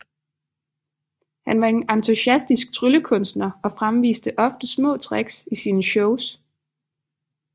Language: Danish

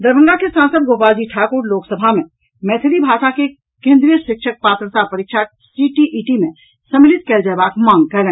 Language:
Maithili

